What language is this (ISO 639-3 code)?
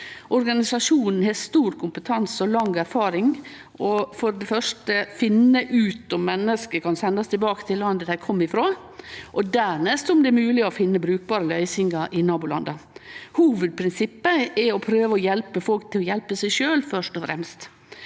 nor